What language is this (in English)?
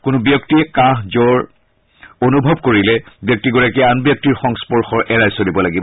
Assamese